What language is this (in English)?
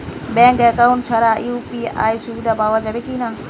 Bangla